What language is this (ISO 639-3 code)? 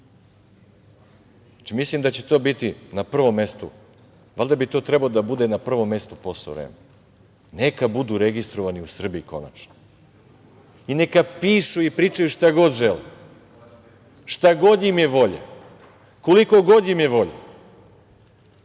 srp